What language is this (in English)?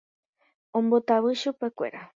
Guarani